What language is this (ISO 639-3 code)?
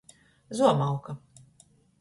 ltg